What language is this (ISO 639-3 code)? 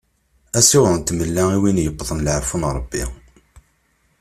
kab